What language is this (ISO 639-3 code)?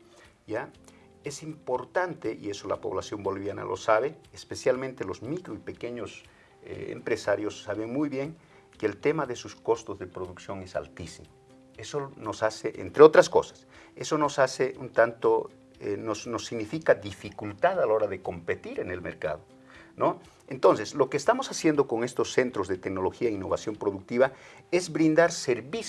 spa